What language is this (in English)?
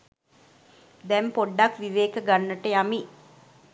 Sinhala